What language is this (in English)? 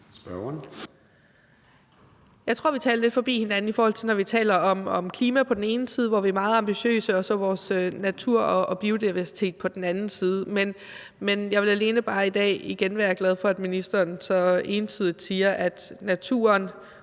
Danish